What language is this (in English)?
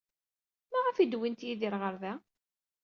Kabyle